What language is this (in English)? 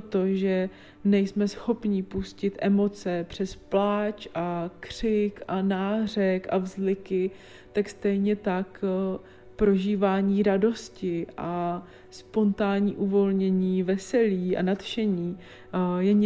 Czech